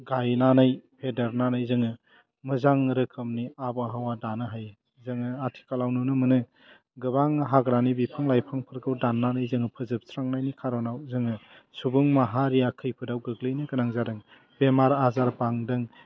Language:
Bodo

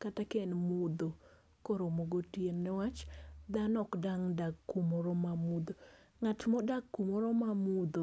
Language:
Luo (Kenya and Tanzania)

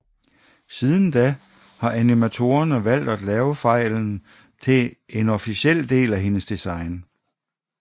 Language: Danish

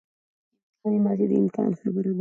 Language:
Pashto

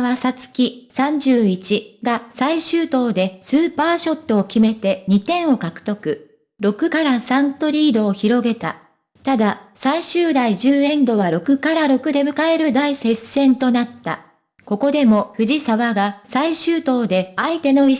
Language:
Japanese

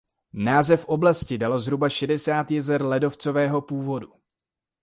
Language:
Czech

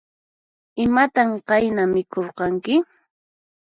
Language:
Puno Quechua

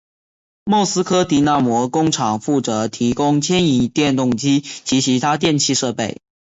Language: Chinese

